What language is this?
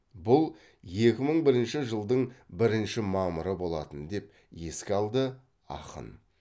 Kazakh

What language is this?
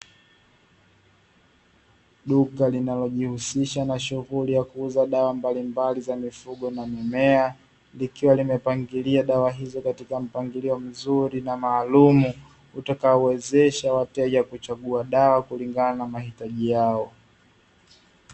Swahili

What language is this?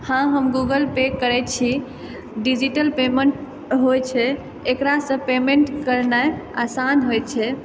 Maithili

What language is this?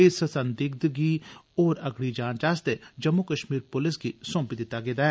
Dogri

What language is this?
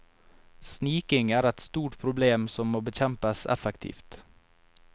Norwegian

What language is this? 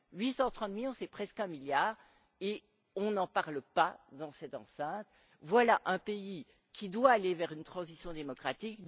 French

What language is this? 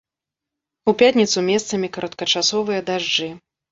Belarusian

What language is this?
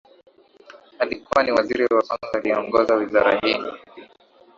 Swahili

